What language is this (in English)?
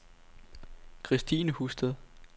Danish